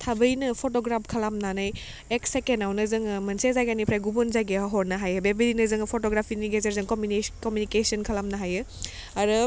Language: Bodo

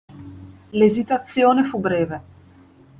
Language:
Italian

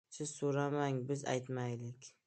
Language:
Uzbek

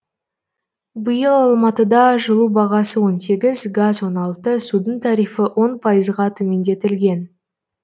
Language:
Kazakh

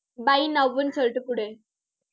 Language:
Tamil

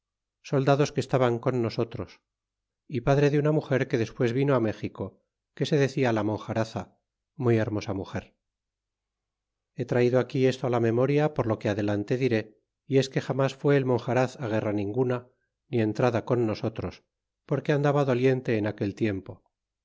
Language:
Spanish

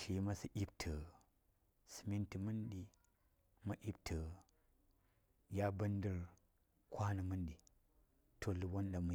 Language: Saya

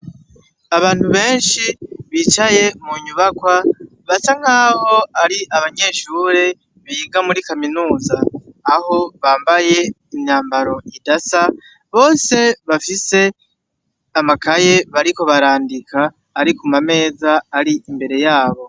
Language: Rundi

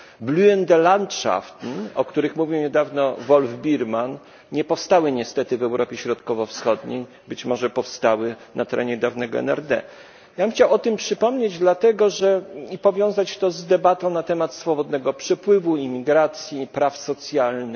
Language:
Polish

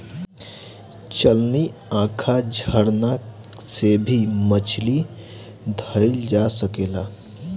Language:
Bhojpuri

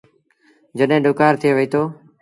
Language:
Sindhi Bhil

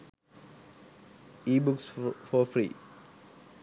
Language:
Sinhala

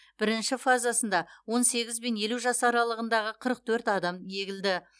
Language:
Kazakh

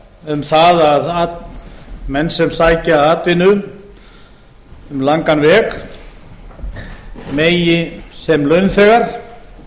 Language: Icelandic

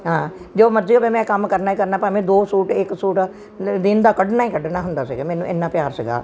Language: Punjabi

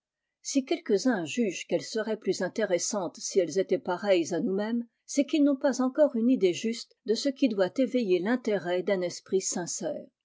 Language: French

